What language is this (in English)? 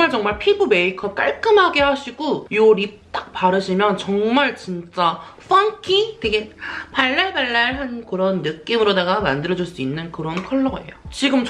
Korean